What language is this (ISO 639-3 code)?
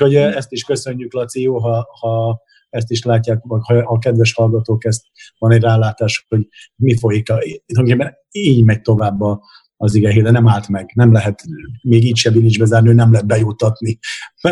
hun